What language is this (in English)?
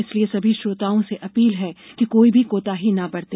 Hindi